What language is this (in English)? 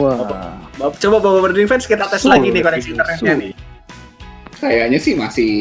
Indonesian